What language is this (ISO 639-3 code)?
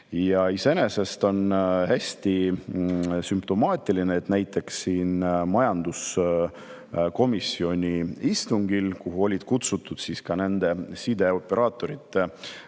est